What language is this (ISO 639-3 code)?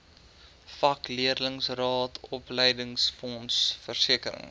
afr